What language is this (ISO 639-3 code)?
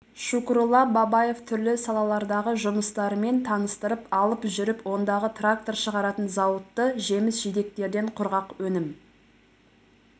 kaz